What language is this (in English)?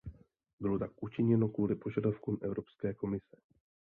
Czech